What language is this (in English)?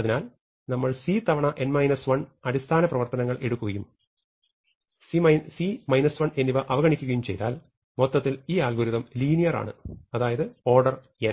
Malayalam